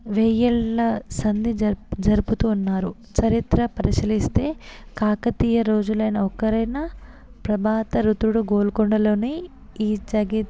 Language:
Telugu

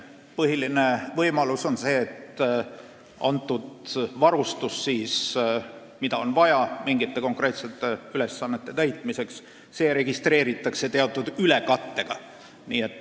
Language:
Estonian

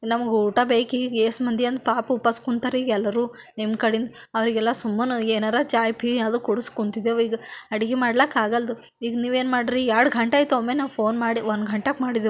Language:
Kannada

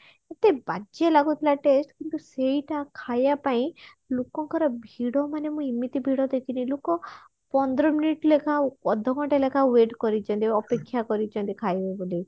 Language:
Odia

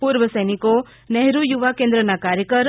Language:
Gujarati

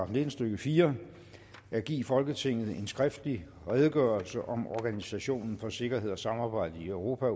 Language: Danish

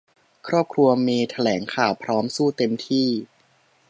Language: Thai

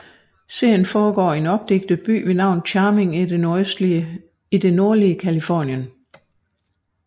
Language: Danish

